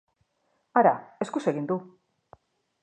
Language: Basque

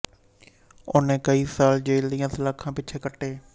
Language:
Punjabi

